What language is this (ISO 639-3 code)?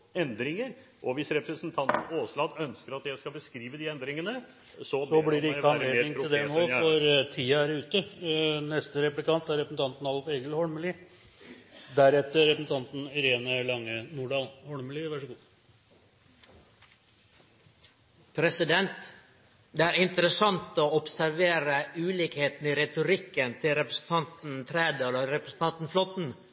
nor